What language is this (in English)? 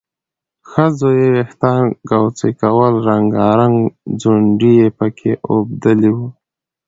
Pashto